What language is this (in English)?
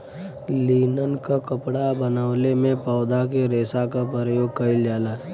Bhojpuri